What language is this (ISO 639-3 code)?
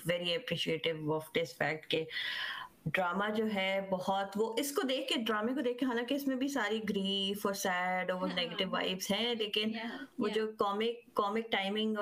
urd